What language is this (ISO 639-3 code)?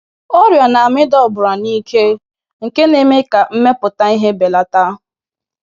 ibo